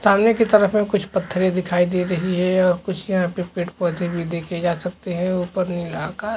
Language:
Chhattisgarhi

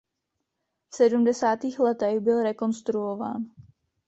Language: Czech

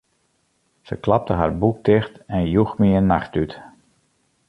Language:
Western Frisian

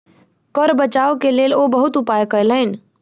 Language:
Maithili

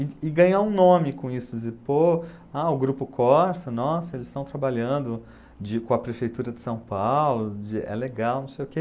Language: Portuguese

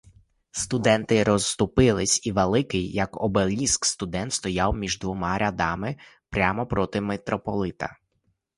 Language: Ukrainian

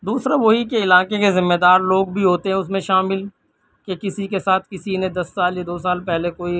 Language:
Urdu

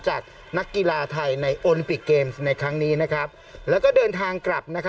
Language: Thai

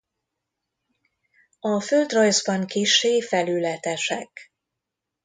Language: Hungarian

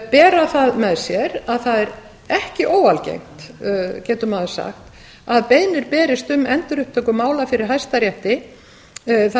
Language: Icelandic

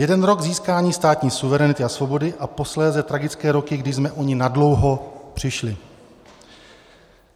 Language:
Czech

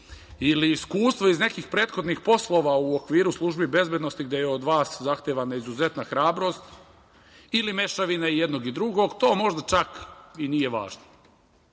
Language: Serbian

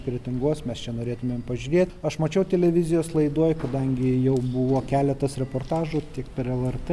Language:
Lithuanian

